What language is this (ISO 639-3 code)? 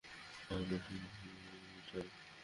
ben